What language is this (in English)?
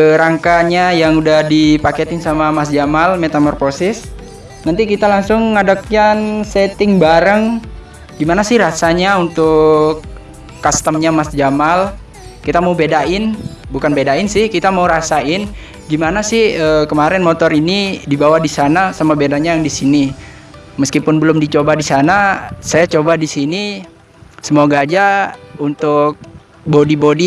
Indonesian